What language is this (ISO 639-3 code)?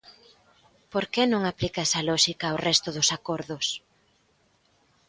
glg